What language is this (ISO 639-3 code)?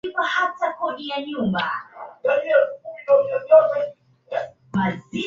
swa